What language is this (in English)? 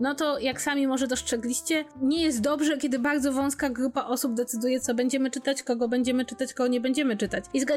Polish